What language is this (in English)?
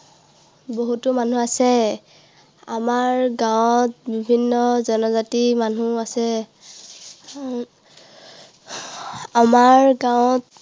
Assamese